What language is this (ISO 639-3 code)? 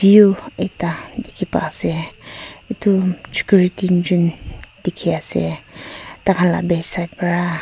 nag